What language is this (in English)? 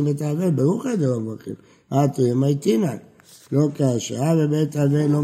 Hebrew